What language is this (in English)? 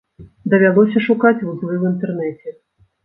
Belarusian